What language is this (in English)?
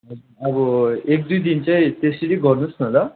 Nepali